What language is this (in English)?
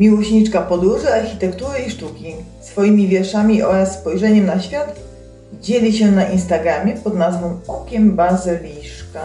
Polish